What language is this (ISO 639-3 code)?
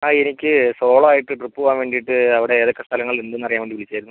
mal